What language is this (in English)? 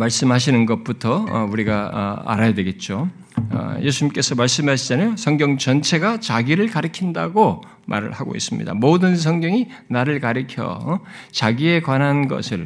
Korean